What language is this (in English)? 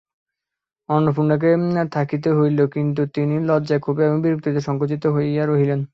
Bangla